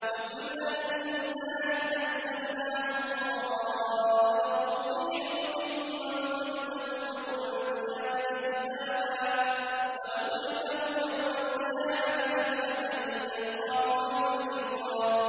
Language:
Arabic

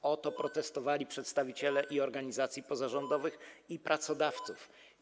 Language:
Polish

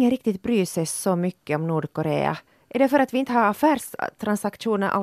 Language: Swedish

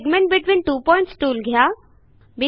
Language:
Marathi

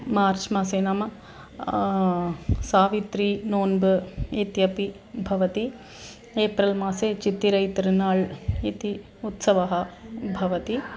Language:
Sanskrit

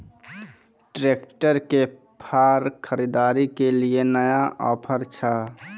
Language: Maithili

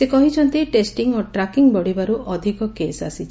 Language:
Odia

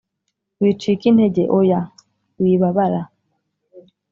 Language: Kinyarwanda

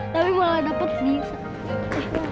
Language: Indonesian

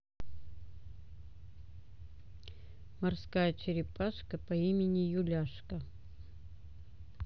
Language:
Russian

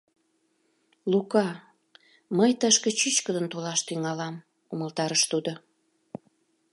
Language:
Mari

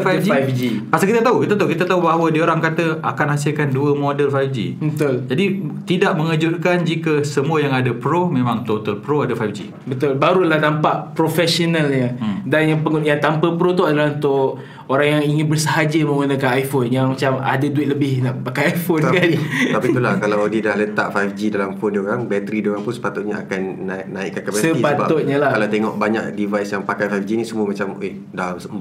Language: Malay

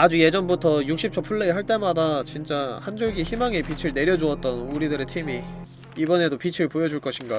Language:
Korean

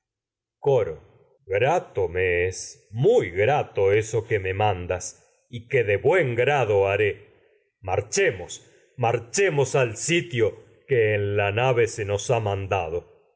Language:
Spanish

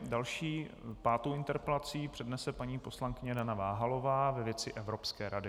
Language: Czech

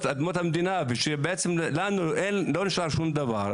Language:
Hebrew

